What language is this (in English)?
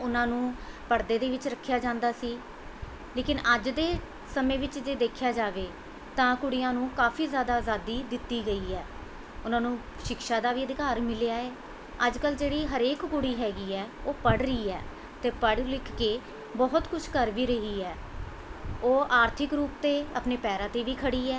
Punjabi